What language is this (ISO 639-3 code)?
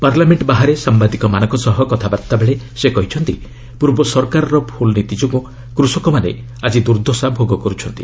ori